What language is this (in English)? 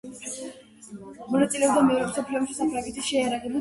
Georgian